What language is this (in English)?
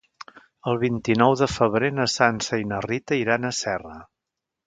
Catalan